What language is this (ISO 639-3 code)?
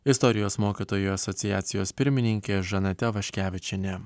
lit